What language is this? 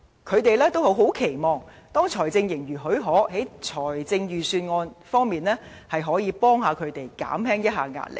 Cantonese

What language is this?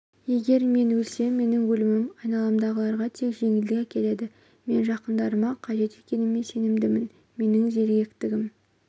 Kazakh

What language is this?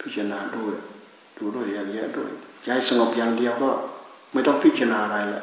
Thai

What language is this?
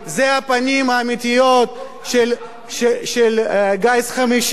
Hebrew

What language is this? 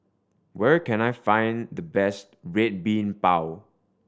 English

